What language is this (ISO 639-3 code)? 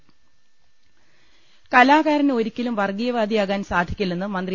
mal